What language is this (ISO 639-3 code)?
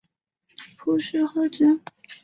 zho